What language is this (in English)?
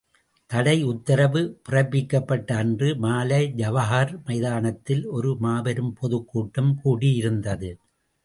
Tamil